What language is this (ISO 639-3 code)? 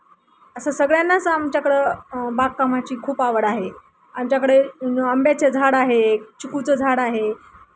mar